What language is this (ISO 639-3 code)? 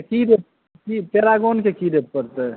mai